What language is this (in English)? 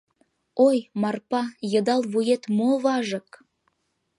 Mari